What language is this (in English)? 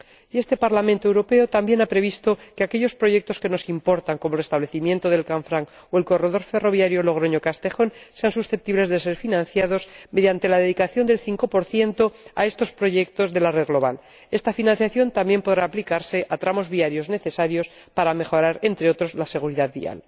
Spanish